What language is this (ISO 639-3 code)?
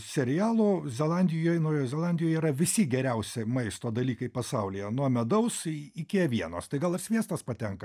lit